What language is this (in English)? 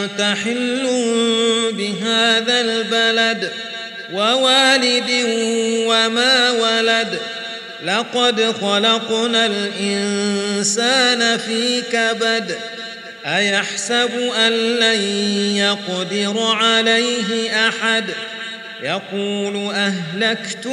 Arabic